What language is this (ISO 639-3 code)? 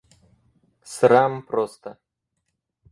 rus